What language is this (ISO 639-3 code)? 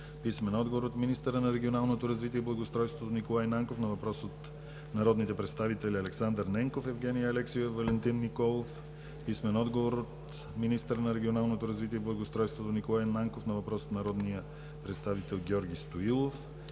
bul